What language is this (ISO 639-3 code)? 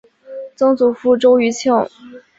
zho